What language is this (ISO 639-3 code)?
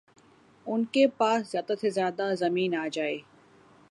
urd